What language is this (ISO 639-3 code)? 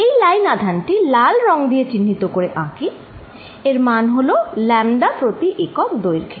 ben